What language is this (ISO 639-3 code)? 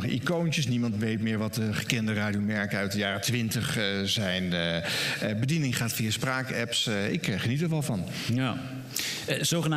nld